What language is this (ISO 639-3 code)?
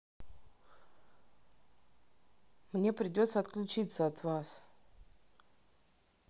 rus